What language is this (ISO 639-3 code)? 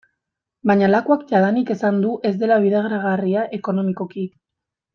eus